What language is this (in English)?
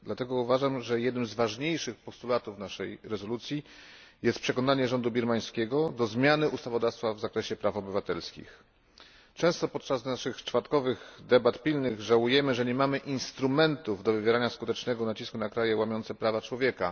Polish